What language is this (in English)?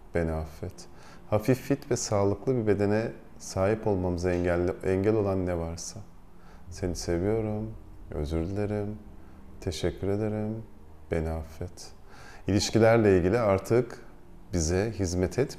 Turkish